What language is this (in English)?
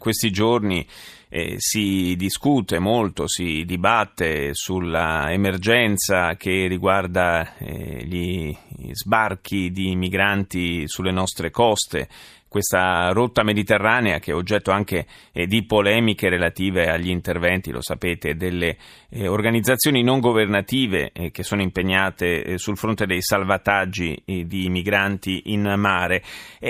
Italian